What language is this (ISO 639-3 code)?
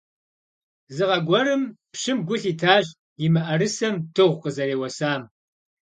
kbd